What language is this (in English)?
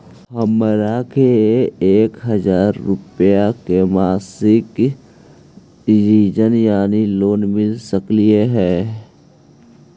Magahi